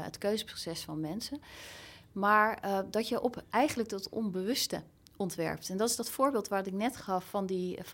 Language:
Dutch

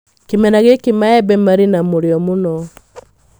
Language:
Kikuyu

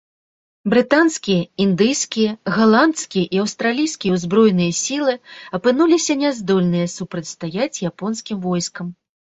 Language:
Belarusian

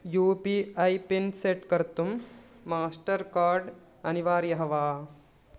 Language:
Sanskrit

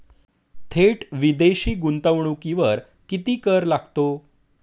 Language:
Marathi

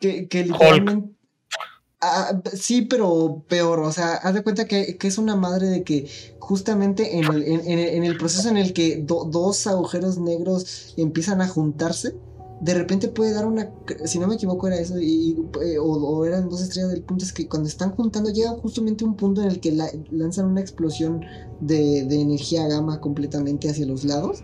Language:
Spanish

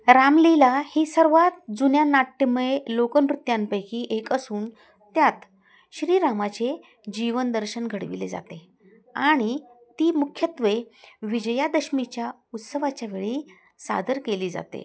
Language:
Marathi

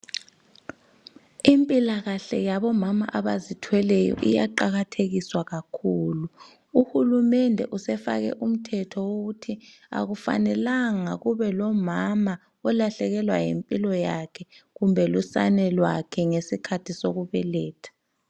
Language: North Ndebele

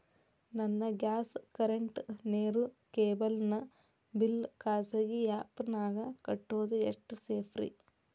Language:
Kannada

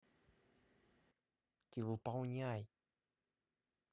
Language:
Russian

